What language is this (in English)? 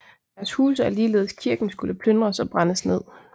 Danish